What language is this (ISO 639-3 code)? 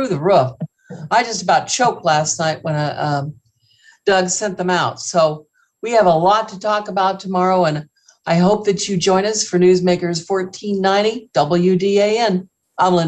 eng